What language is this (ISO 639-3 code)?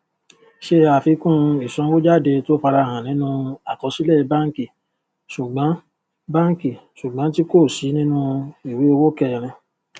yor